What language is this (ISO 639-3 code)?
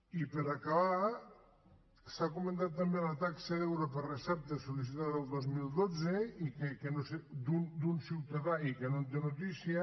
cat